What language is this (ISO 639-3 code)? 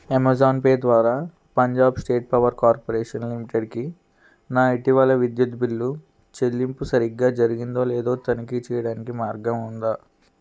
tel